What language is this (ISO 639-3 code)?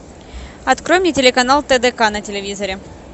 rus